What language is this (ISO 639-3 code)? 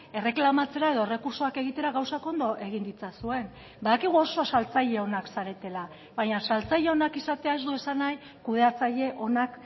eus